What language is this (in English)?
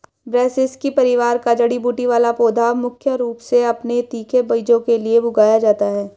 Hindi